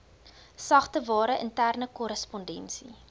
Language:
Afrikaans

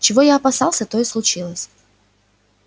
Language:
Russian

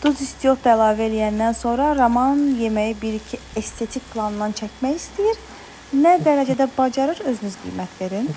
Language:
Turkish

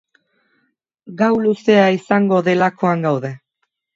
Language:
Basque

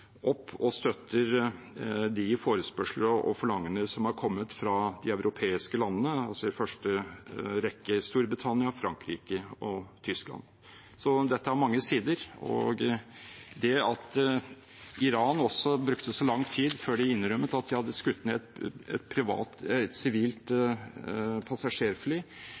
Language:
Norwegian Bokmål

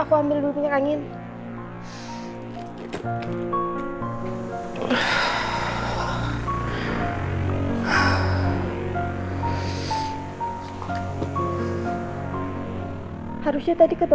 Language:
Indonesian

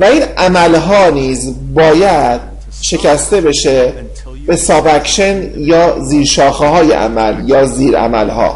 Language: Persian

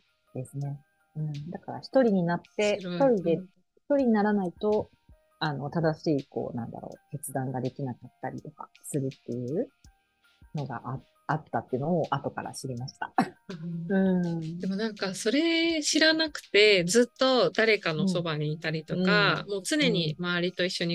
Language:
Japanese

